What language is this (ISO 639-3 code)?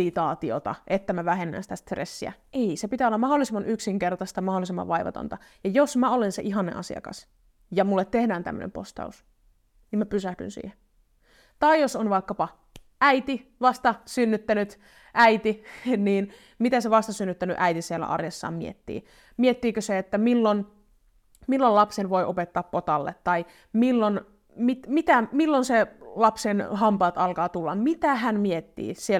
fin